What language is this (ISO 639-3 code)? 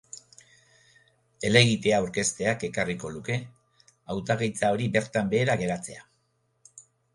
eus